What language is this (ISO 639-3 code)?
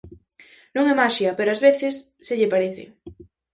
glg